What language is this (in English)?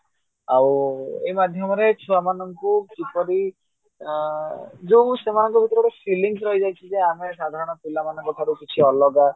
Odia